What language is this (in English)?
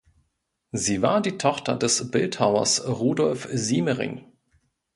German